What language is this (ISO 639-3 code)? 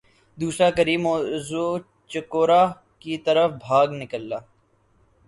urd